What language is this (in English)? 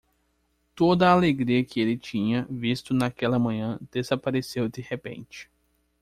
Portuguese